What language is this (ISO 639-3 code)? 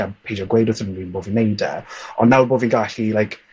cym